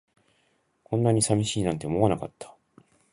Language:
Japanese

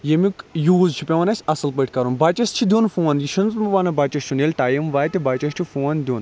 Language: Kashmiri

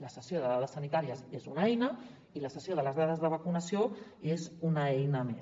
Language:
Catalan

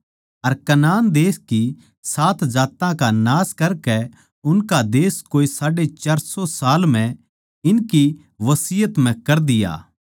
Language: Haryanvi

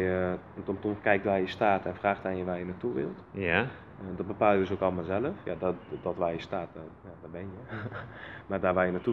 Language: Dutch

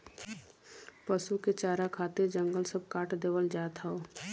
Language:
Bhojpuri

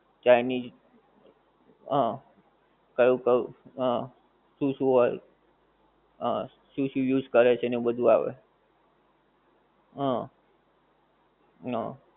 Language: Gujarati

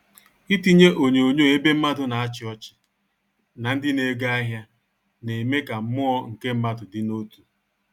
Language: Igbo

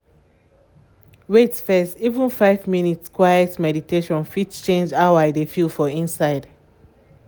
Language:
Nigerian Pidgin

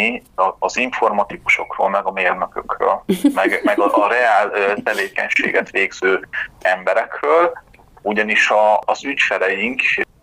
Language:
Hungarian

